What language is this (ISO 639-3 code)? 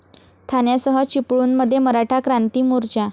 mar